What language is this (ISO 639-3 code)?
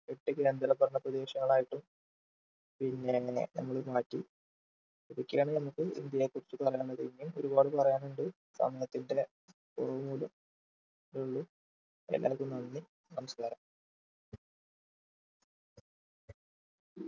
mal